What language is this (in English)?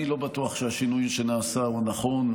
Hebrew